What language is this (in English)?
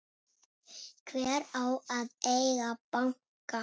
Icelandic